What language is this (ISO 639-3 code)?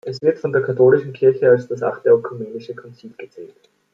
deu